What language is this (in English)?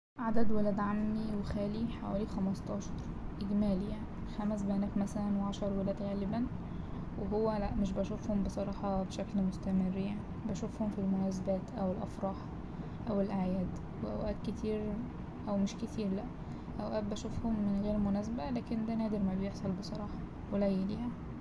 Egyptian Arabic